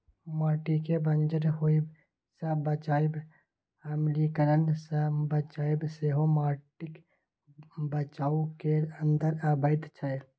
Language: Maithili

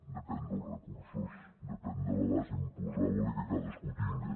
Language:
Catalan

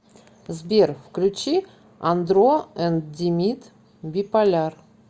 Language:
Russian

